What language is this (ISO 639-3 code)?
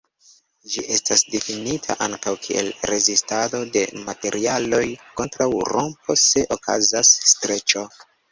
epo